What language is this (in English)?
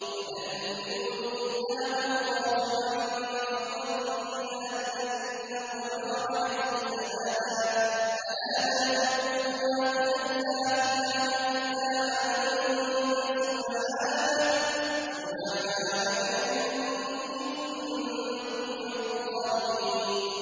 Arabic